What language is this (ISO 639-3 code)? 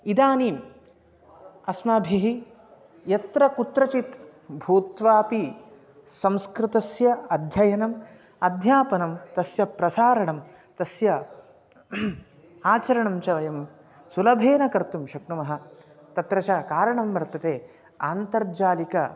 san